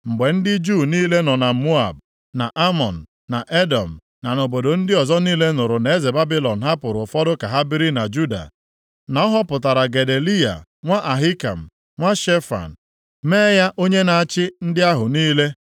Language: Igbo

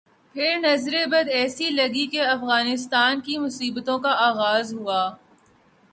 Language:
Urdu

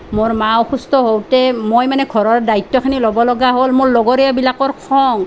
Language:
Assamese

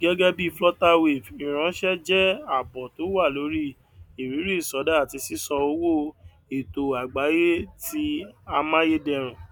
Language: Yoruba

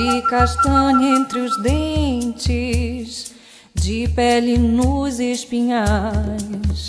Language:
Portuguese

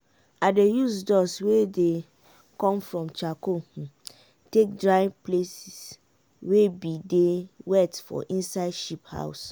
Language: Nigerian Pidgin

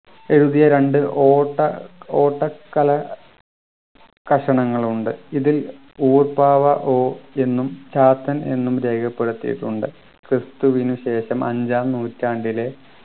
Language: Malayalam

